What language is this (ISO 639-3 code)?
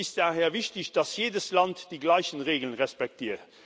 deu